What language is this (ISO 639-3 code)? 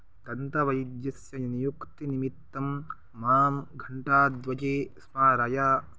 san